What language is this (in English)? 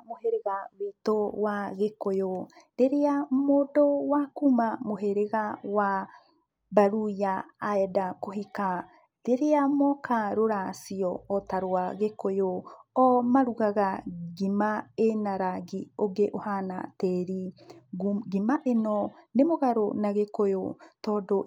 Kikuyu